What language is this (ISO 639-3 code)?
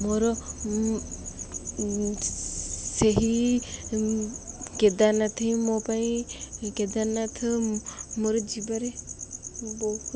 ori